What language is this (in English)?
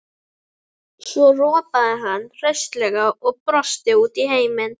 Icelandic